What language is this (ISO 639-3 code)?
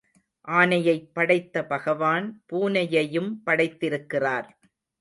tam